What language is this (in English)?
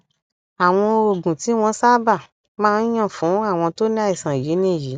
Yoruba